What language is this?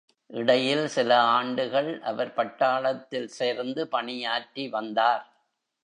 Tamil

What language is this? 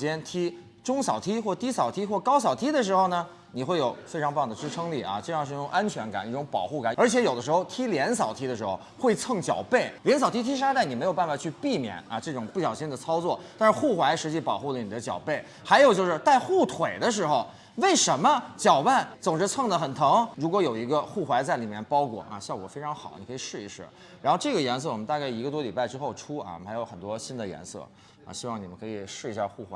Chinese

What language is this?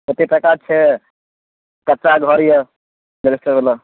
Maithili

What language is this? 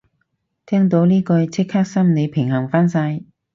Cantonese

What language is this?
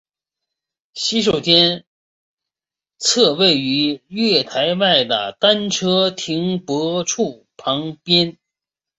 Chinese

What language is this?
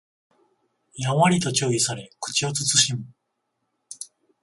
Japanese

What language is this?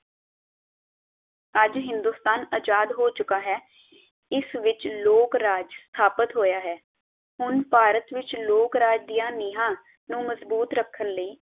Punjabi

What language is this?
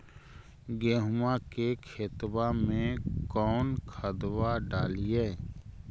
Magahi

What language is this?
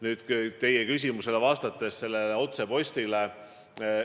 Estonian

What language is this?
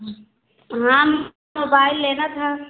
Hindi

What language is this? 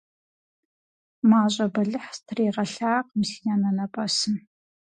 Kabardian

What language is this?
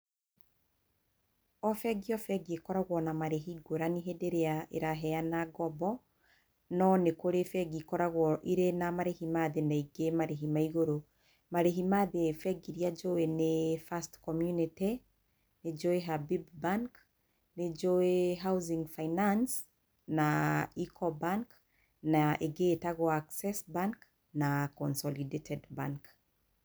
Kikuyu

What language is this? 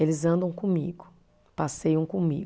Portuguese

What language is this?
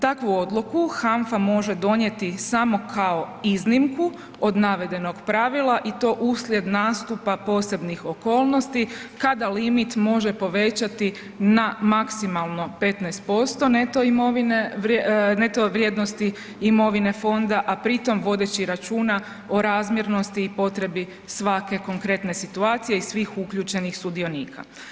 Croatian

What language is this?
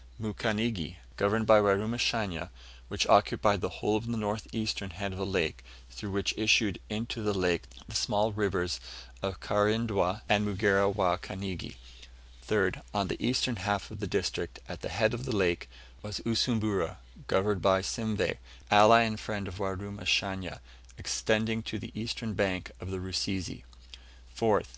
English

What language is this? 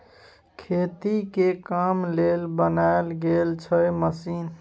Maithili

